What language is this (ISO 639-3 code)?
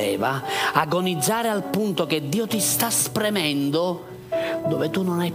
ita